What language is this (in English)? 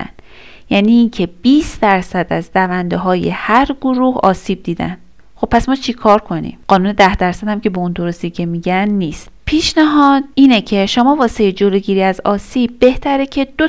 Persian